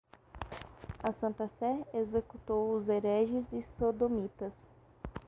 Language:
Portuguese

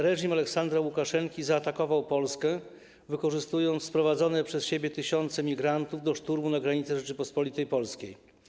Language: Polish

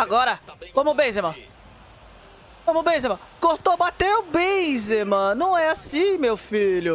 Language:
Portuguese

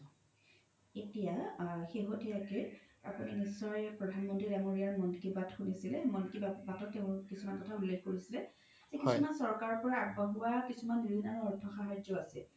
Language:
Assamese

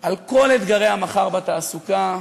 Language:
Hebrew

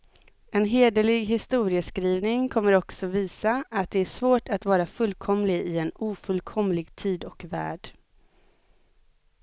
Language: Swedish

